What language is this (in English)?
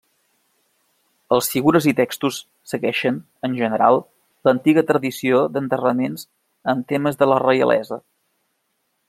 Catalan